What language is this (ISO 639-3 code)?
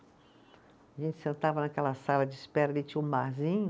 por